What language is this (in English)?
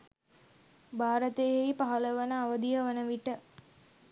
Sinhala